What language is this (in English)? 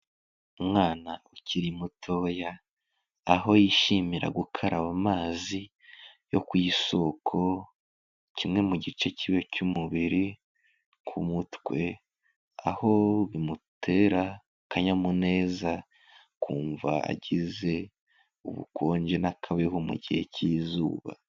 Kinyarwanda